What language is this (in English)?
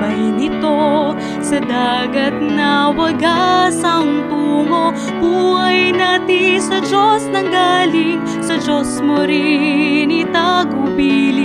Filipino